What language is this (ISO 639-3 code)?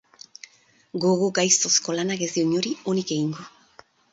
eus